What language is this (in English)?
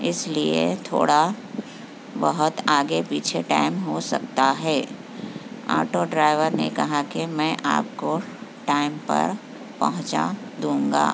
Urdu